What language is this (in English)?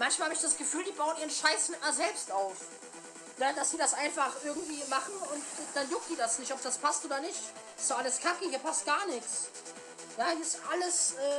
German